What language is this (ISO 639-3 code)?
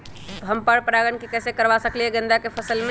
mag